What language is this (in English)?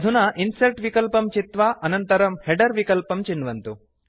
Sanskrit